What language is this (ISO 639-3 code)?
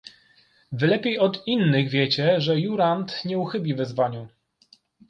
pol